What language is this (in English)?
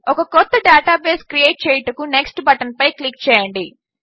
Telugu